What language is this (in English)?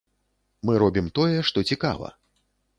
Belarusian